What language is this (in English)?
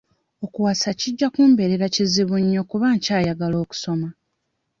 Ganda